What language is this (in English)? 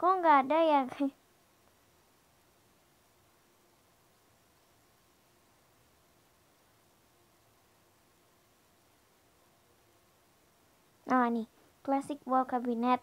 Indonesian